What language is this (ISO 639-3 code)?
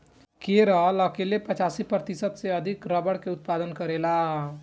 bho